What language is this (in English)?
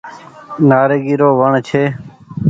Goaria